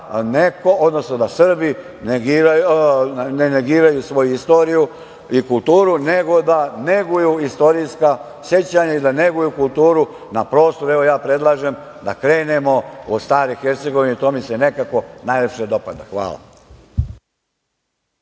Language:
Serbian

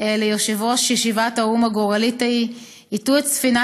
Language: Hebrew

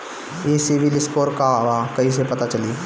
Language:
Bhojpuri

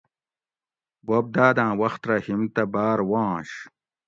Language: Gawri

